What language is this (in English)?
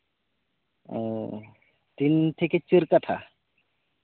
Santali